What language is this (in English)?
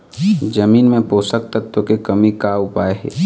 Chhattisgarhi